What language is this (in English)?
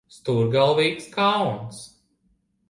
Latvian